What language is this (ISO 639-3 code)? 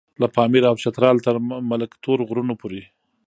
pus